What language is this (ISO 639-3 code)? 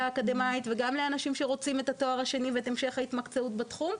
heb